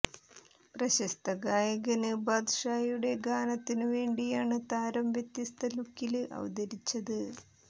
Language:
Malayalam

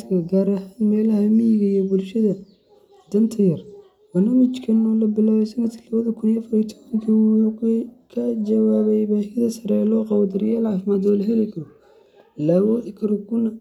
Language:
Somali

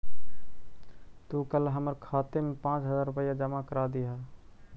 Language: Magahi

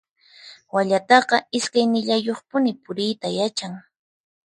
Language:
Puno Quechua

